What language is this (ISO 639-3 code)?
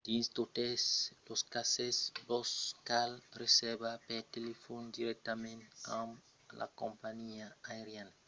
oci